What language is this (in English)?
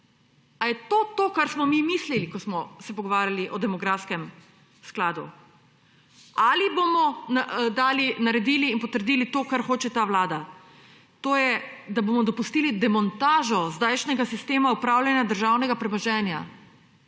Slovenian